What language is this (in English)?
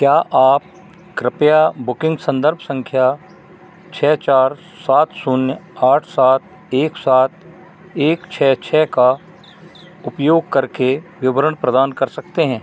Hindi